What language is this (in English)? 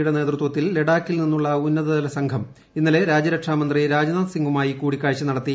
Malayalam